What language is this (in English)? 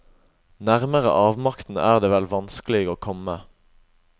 Norwegian